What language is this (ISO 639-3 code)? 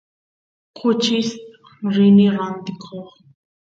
qus